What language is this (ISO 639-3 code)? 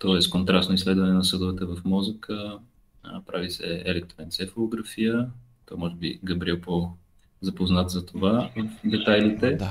bul